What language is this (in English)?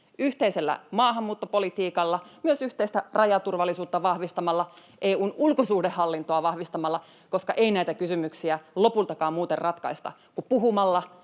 Finnish